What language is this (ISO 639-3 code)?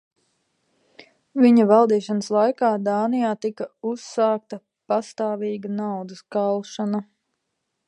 lav